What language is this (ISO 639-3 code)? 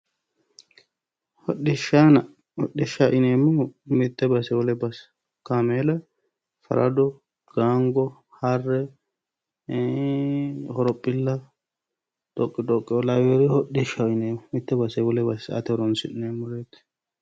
sid